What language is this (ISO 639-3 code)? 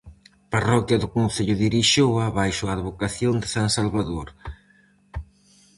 glg